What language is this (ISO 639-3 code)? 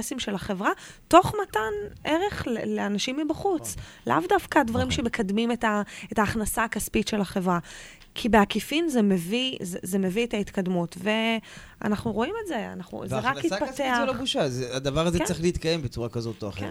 heb